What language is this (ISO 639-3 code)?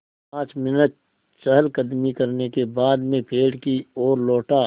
hin